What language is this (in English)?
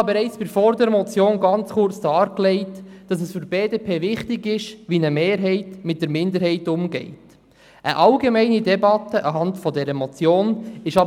Swiss German